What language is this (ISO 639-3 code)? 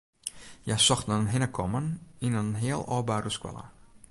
fry